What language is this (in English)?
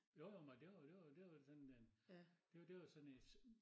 Danish